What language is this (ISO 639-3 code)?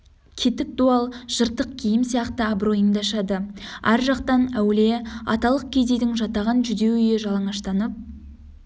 kaz